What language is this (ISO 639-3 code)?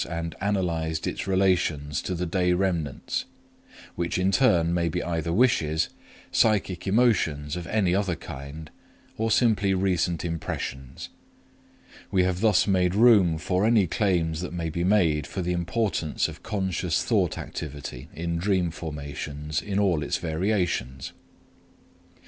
eng